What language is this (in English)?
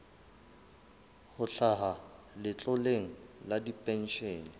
Southern Sotho